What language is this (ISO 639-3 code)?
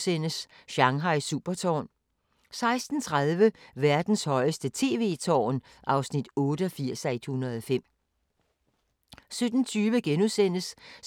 dan